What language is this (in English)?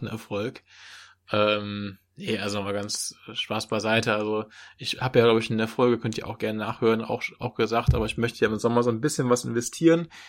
German